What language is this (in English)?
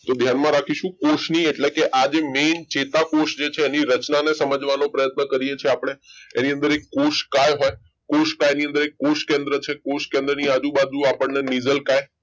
Gujarati